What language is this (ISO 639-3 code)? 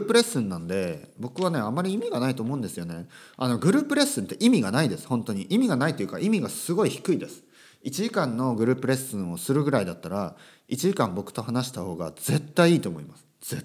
jpn